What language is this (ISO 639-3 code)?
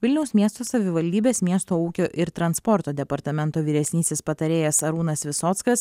lit